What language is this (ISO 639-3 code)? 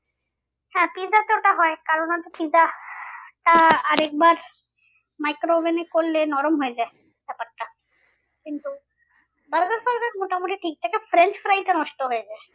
ben